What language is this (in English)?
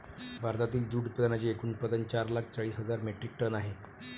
Marathi